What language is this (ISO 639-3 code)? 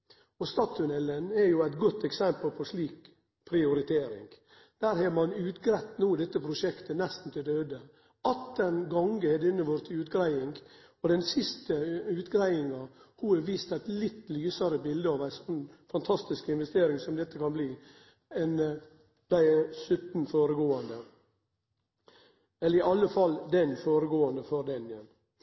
nno